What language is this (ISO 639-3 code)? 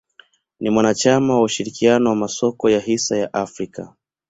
swa